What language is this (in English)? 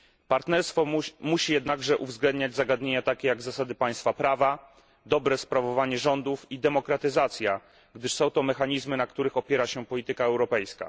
Polish